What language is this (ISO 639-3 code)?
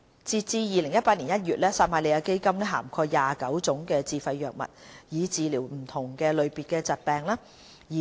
yue